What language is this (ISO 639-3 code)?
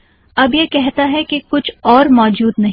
hin